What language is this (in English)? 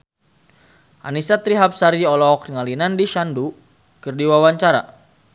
Sundanese